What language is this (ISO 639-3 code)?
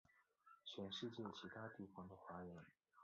zho